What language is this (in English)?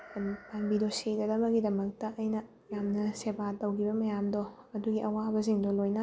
Manipuri